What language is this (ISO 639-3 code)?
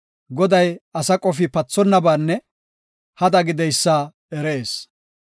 gof